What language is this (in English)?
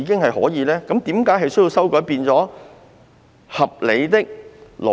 Cantonese